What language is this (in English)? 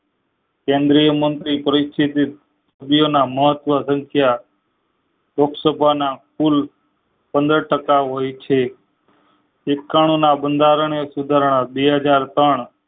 Gujarati